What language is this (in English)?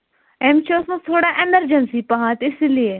Kashmiri